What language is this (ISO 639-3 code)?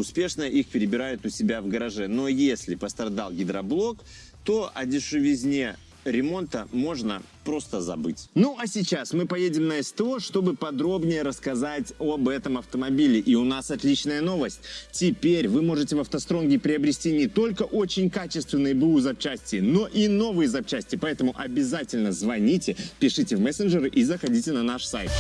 rus